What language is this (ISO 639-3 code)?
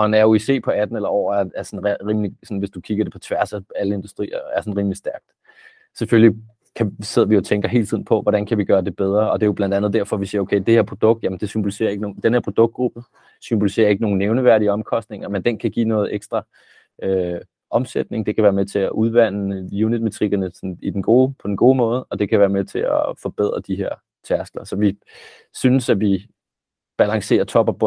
dan